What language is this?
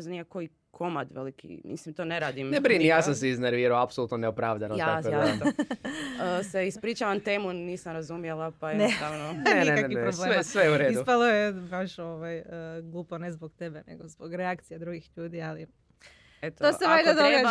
Croatian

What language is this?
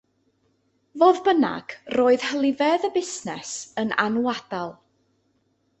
Welsh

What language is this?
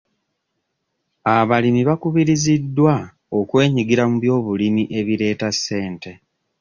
Ganda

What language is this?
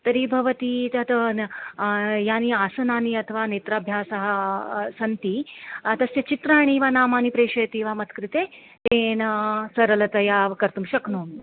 Sanskrit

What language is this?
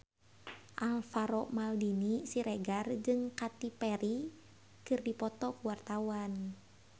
Sundanese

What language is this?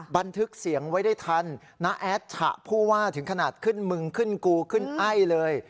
Thai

